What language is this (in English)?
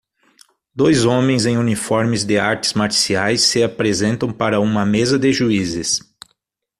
Portuguese